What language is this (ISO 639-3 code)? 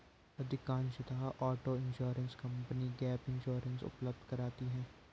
hin